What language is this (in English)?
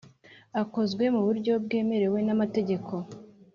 Kinyarwanda